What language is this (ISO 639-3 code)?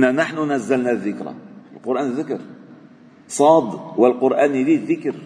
ara